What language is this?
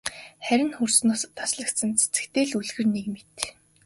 Mongolian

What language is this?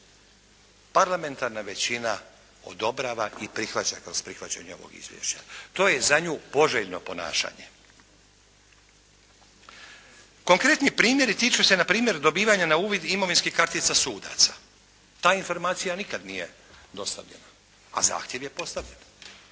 Croatian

